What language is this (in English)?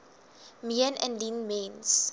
Afrikaans